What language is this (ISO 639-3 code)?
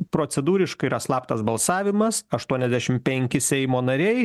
lit